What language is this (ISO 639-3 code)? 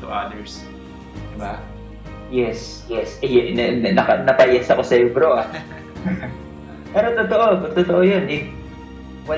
fil